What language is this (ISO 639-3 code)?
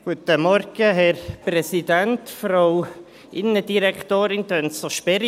gsw